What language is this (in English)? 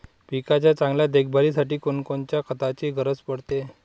Marathi